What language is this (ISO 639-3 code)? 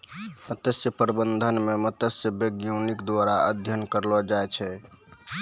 mai